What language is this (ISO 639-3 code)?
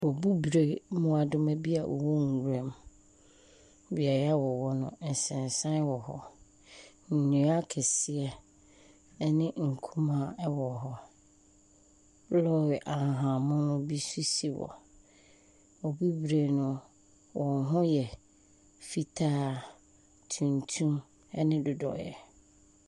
aka